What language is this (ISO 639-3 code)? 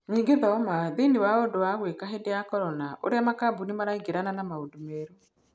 kik